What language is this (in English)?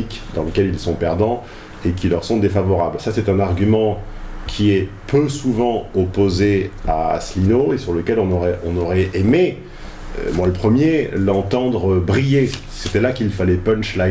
French